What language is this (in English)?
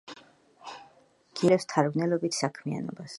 Georgian